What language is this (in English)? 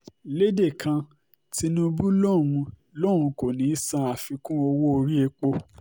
Yoruba